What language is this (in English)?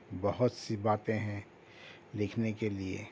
Urdu